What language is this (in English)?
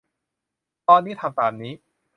Thai